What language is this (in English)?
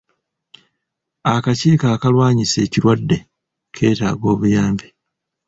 Ganda